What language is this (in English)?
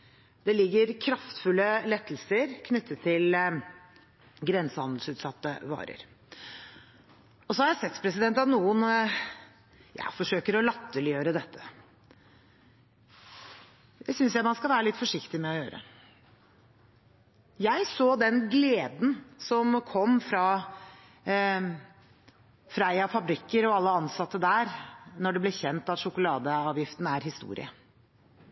Norwegian Bokmål